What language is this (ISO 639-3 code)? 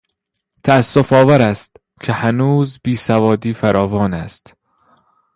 fas